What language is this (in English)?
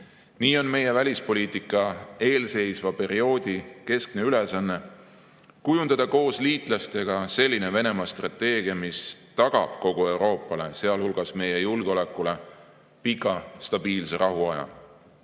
Estonian